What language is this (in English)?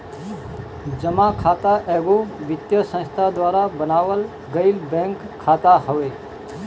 Bhojpuri